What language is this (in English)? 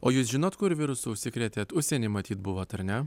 Lithuanian